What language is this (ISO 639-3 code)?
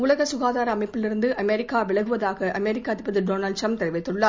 tam